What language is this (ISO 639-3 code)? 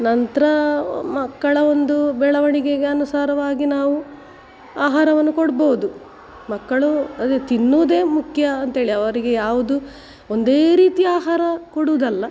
kan